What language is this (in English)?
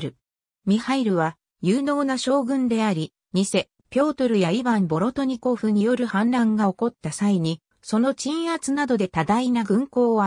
Japanese